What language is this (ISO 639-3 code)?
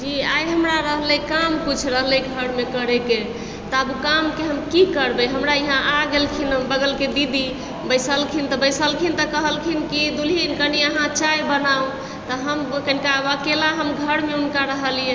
mai